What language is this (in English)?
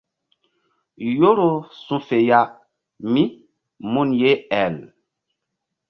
Mbum